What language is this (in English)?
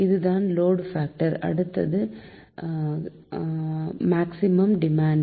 Tamil